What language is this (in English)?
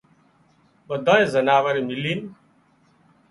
Wadiyara Koli